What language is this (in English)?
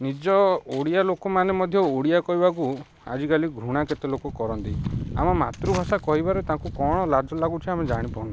Odia